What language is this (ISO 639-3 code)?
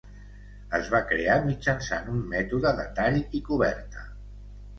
cat